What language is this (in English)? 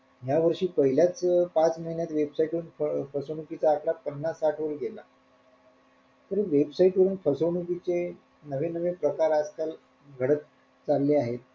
Marathi